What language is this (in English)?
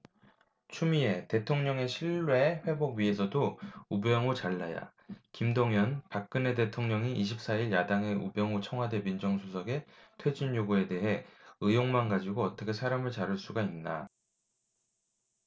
Korean